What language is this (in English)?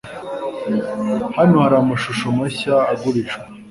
Kinyarwanda